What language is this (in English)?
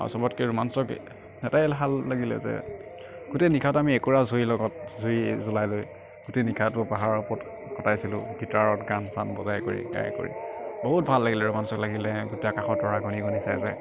Assamese